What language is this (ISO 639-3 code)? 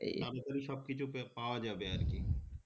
ben